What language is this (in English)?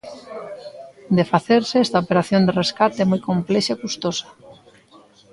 Galician